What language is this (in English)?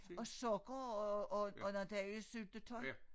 Danish